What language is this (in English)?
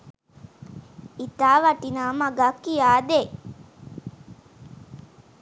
Sinhala